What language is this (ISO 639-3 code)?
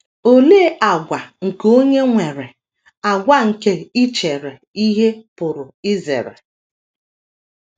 ibo